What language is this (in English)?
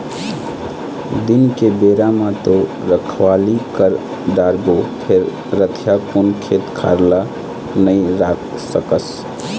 Chhattisgarhi